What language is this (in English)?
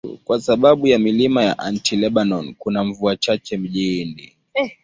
Swahili